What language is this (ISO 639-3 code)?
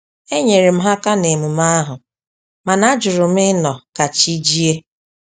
ibo